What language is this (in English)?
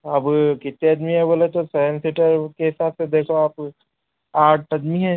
Urdu